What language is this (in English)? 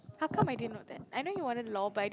English